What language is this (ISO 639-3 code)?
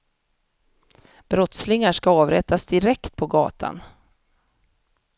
swe